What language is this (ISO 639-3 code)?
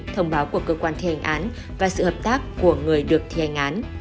vie